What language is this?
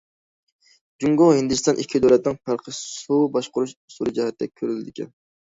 Uyghur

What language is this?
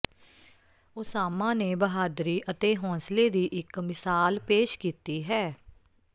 Punjabi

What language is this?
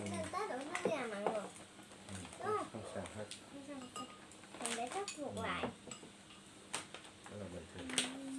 Vietnamese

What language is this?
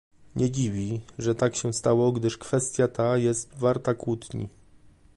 Polish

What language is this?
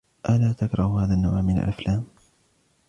Arabic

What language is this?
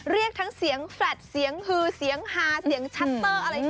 Thai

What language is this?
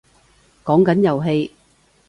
Cantonese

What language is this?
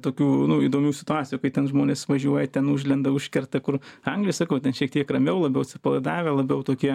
Lithuanian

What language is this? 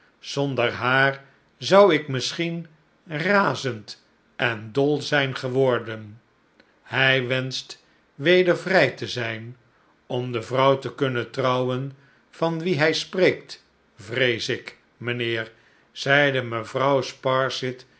Dutch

